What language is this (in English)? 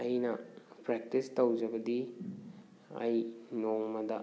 Manipuri